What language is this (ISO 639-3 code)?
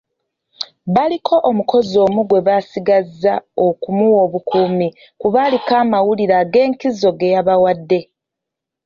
lug